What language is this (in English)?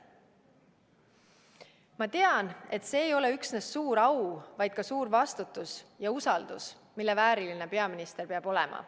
Estonian